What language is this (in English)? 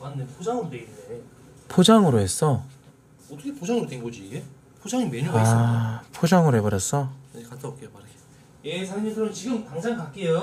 Korean